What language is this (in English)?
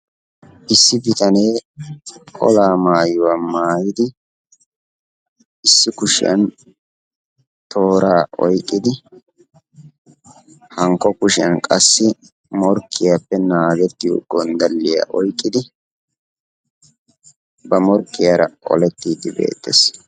Wolaytta